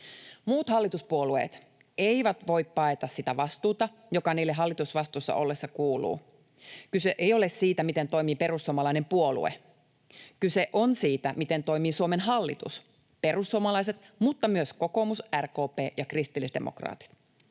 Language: Finnish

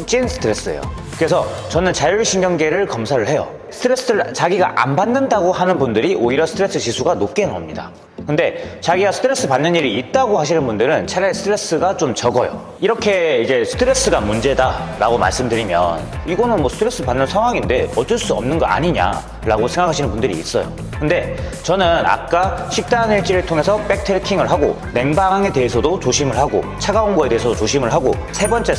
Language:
Korean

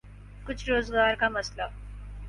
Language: Urdu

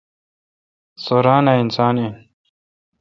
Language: Kalkoti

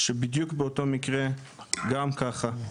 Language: Hebrew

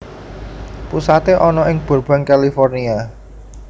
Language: Javanese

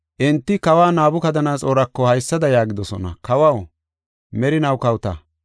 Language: Gofa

